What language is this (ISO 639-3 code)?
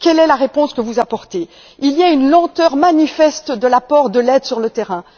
fra